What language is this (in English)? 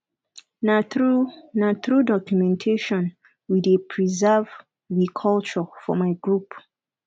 Nigerian Pidgin